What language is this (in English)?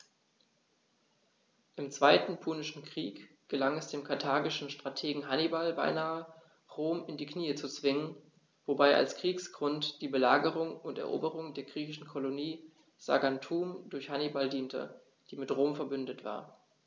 German